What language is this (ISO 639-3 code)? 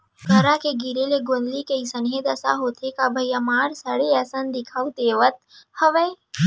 hne